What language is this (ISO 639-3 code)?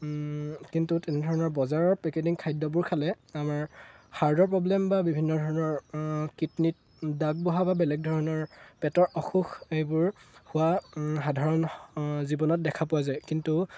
asm